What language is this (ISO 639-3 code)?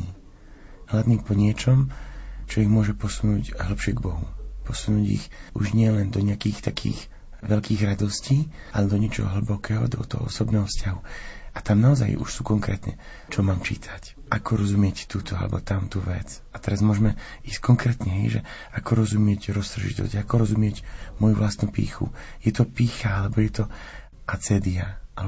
slk